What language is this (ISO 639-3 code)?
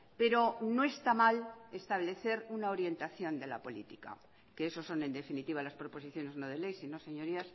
spa